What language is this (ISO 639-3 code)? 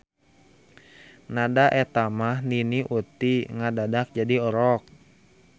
sun